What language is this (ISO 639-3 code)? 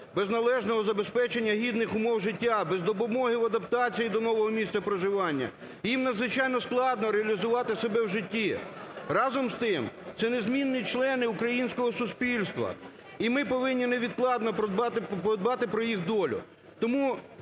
ukr